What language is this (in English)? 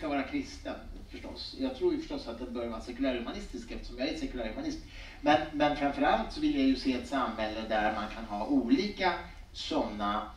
Swedish